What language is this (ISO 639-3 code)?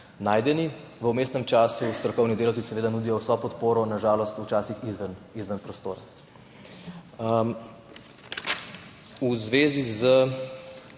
slv